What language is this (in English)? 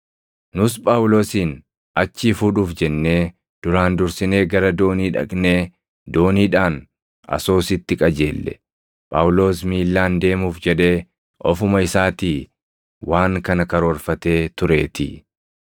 Oromo